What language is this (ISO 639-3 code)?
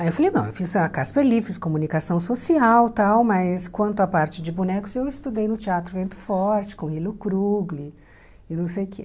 por